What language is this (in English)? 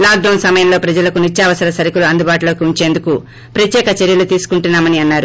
Telugu